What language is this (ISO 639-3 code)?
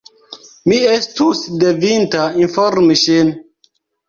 epo